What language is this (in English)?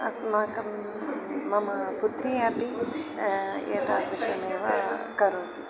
Sanskrit